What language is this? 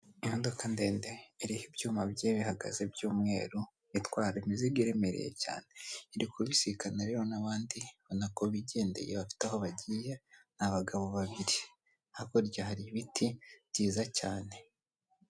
Kinyarwanda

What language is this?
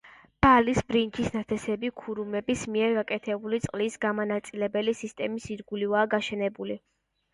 Georgian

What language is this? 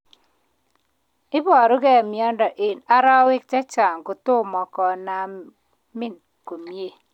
Kalenjin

